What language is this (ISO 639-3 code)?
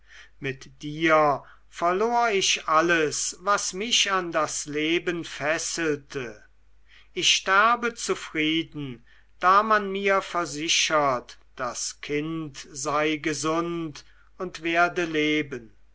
deu